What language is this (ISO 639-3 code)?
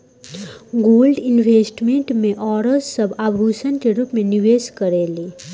bho